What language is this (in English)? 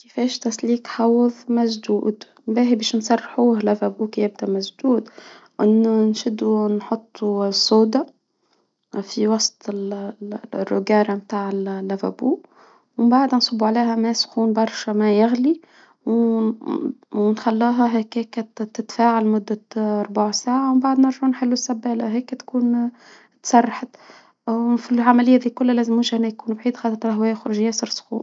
Tunisian Arabic